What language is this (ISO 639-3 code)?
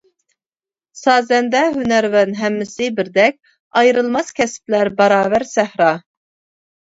uig